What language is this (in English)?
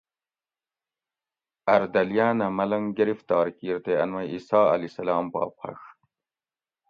Gawri